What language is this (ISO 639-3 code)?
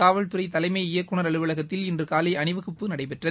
tam